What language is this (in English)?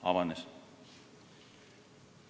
Estonian